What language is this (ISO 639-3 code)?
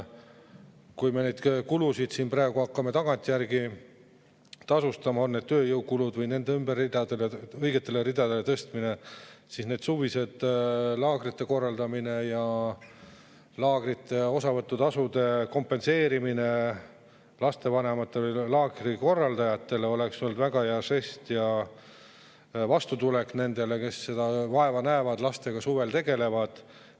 est